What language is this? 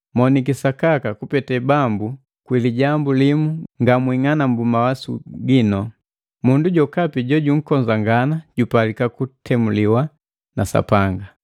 Matengo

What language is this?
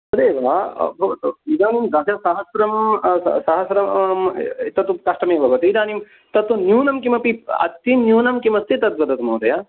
Sanskrit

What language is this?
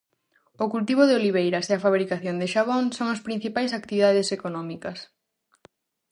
Galician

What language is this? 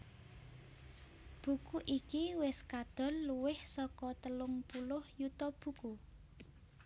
Javanese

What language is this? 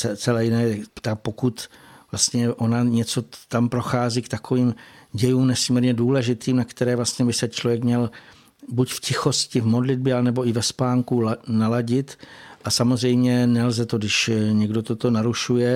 Czech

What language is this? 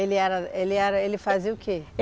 Portuguese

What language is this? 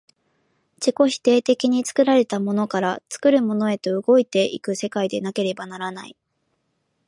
Japanese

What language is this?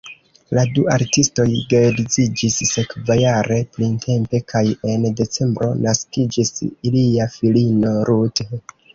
Esperanto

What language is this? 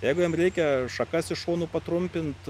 Lithuanian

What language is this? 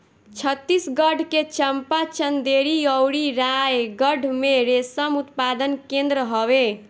Bhojpuri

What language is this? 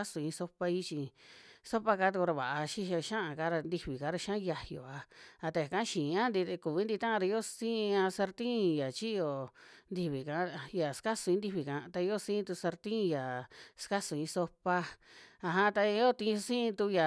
Western Juxtlahuaca Mixtec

